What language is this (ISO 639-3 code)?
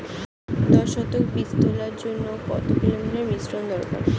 ben